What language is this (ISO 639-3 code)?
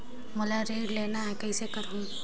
hne